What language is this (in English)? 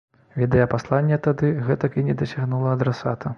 Belarusian